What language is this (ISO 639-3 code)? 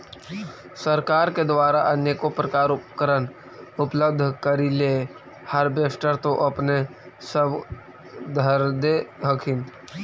mag